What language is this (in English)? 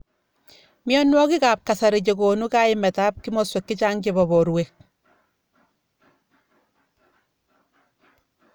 Kalenjin